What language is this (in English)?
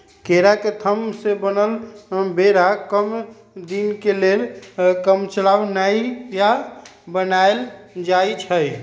Magahi